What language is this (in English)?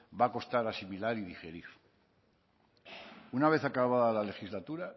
Spanish